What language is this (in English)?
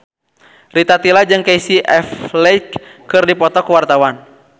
Sundanese